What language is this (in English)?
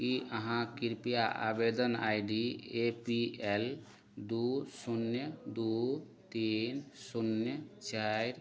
Maithili